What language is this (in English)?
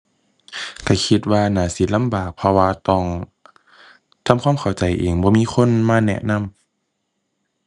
Thai